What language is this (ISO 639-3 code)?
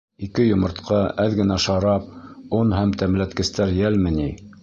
bak